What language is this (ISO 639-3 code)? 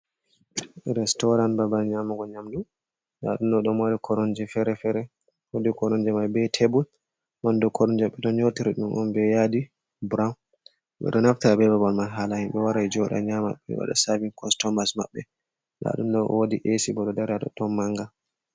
ful